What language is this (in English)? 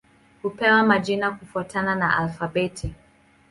Swahili